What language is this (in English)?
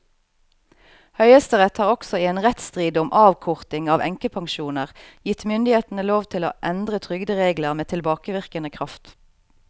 Norwegian